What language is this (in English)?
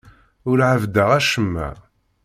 Kabyle